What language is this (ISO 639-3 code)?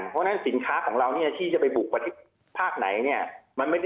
tha